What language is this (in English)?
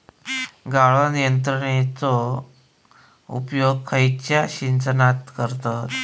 Marathi